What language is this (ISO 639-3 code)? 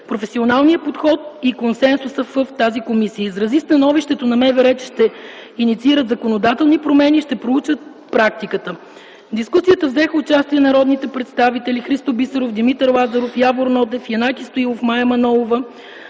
bul